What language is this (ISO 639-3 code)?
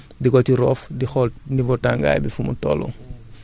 wol